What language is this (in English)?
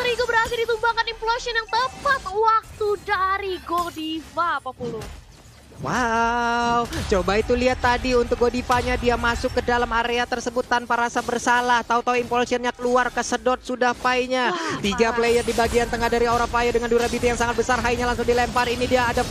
Indonesian